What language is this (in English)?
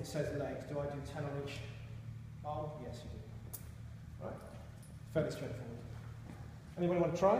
English